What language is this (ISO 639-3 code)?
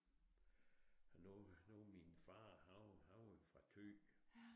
dan